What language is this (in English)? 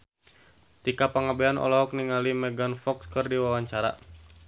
Sundanese